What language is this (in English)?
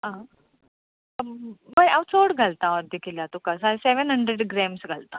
Konkani